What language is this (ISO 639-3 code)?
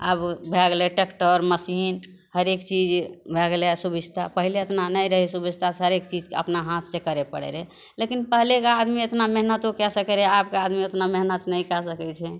mai